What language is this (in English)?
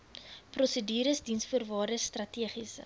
Afrikaans